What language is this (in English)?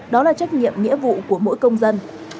Vietnamese